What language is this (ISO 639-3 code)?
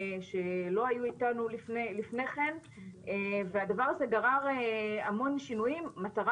heb